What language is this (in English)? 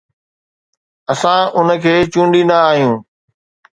Sindhi